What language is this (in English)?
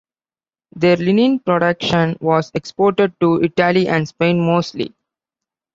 English